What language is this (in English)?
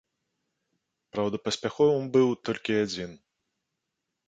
Belarusian